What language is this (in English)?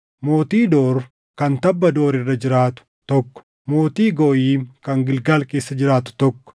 Oromo